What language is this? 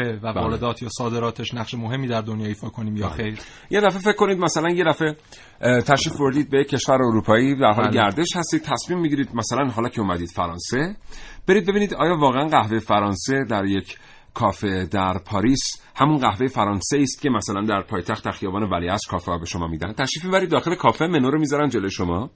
Persian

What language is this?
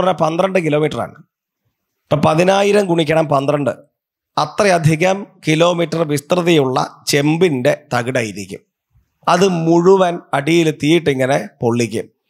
Malayalam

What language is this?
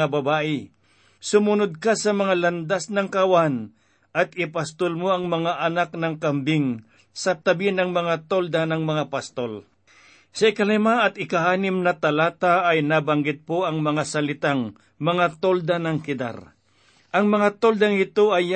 Filipino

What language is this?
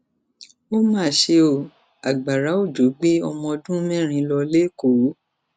Yoruba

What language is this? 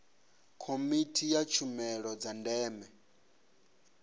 Venda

